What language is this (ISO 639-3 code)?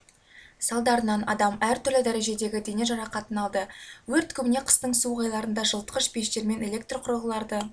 kaz